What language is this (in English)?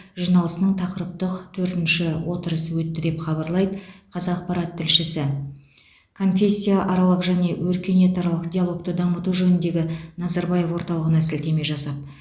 Kazakh